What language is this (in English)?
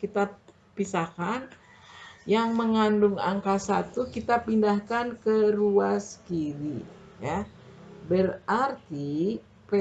Indonesian